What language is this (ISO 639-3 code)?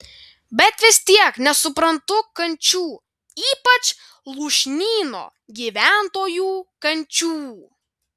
lit